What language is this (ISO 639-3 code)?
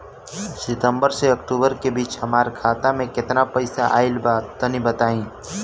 bho